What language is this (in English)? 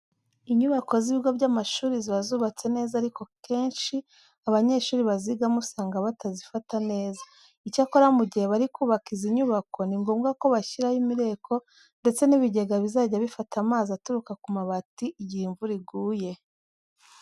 Kinyarwanda